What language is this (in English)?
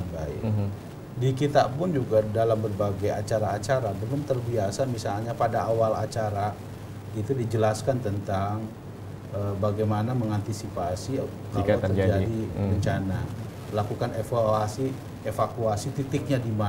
Indonesian